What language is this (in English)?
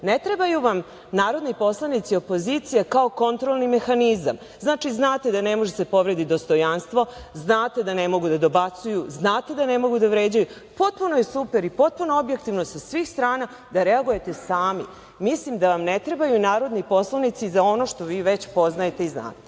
Serbian